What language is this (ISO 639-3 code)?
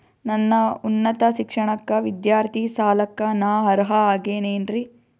kan